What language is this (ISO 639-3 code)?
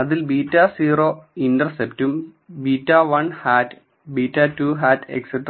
mal